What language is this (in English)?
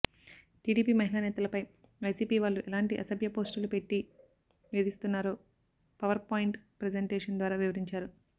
Telugu